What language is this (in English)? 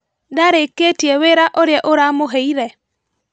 Kikuyu